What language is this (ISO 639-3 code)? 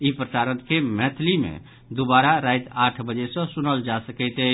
mai